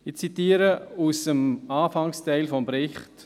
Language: Swiss German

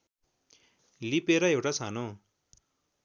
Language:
Nepali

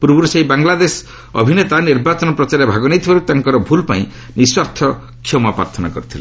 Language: Odia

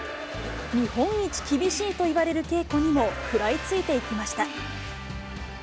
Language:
Japanese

